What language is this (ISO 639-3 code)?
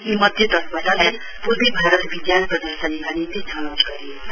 nep